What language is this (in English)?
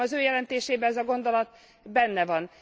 Hungarian